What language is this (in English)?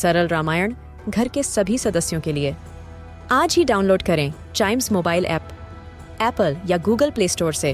Hindi